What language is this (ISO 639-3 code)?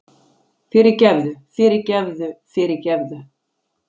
isl